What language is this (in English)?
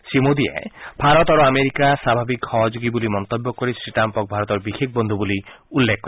Assamese